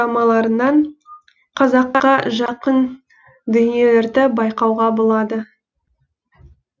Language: Kazakh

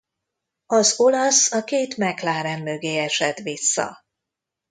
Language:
Hungarian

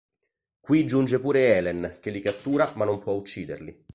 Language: Italian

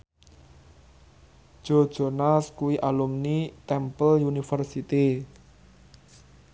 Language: Javanese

